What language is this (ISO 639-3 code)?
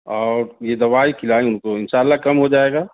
urd